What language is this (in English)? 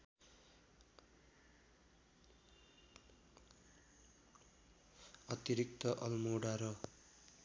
Nepali